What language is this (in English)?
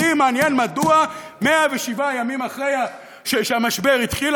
Hebrew